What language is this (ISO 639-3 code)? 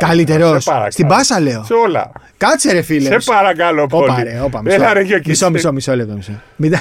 ell